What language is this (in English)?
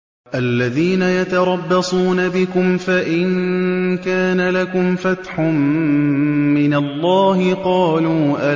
Arabic